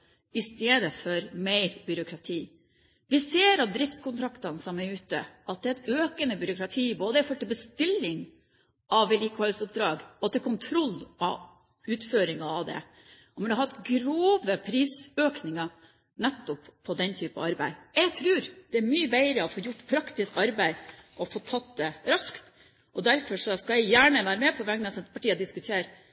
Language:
Norwegian Bokmål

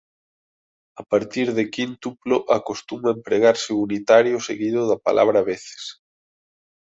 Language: Galician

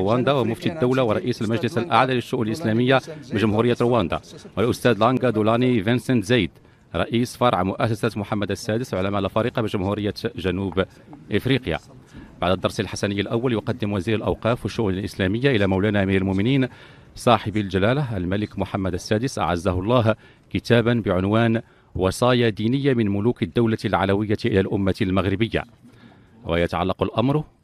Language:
Arabic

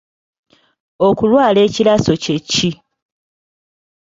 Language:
Ganda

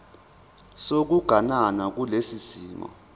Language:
Zulu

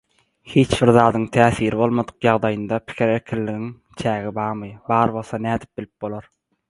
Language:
Turkmen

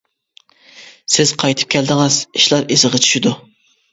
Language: Uyghur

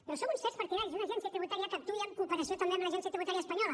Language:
Catalan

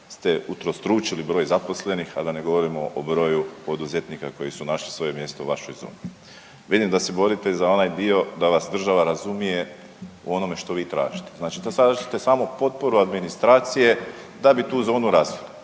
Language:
Croatian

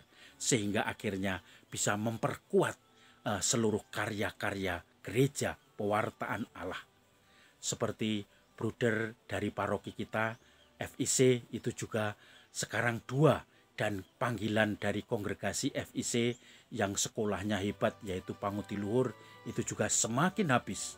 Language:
Indonesian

